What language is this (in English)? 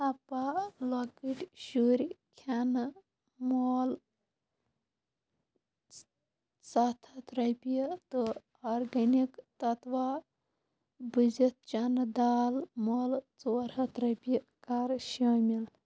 Kashmiri